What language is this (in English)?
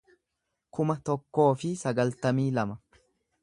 Oromo